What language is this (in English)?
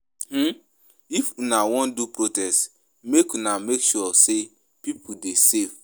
Nigerian Pidgin